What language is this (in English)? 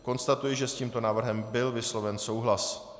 Czech